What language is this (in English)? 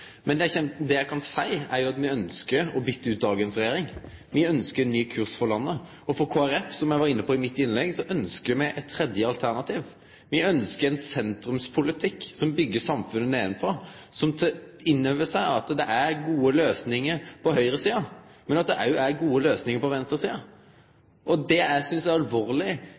Norwegian Nynorsk